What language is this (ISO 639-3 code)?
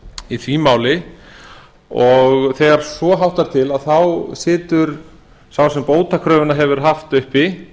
isl